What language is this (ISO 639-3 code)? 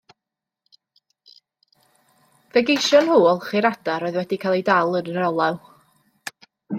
cym